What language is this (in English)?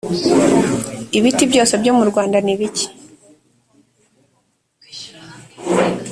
Kinyarwanda